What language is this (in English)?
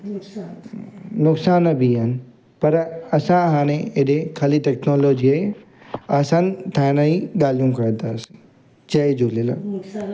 Sindhi